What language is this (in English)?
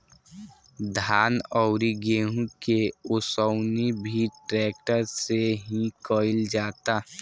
Bhojpuri